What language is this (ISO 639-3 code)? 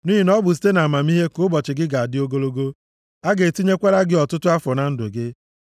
ibo